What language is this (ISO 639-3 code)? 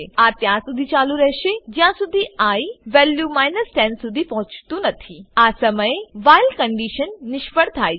guj